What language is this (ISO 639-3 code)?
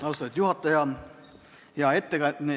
est